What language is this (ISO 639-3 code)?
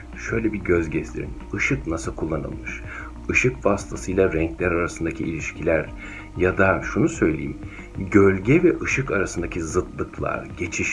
tur